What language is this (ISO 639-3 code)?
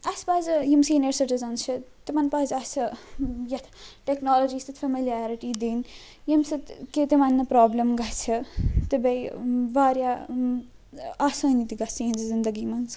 kas